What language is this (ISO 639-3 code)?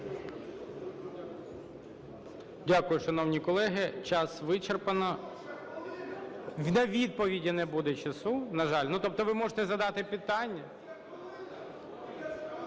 ukr